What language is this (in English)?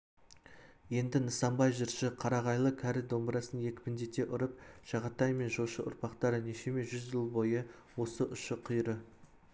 Kazakh